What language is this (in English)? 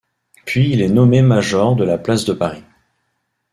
French